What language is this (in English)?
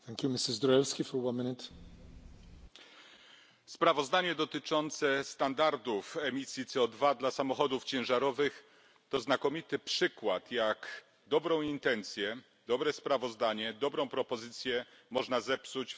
Polish